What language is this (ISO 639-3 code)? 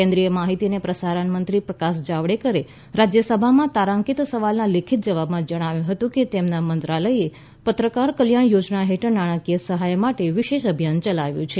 guj